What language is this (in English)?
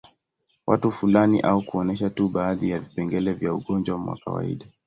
Swahili